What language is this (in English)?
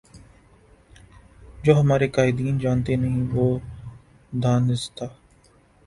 Urdu